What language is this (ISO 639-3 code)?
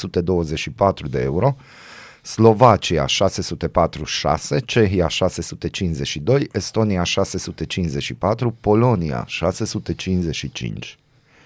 ron